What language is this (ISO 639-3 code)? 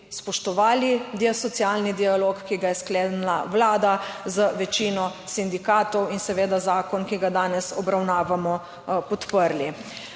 slv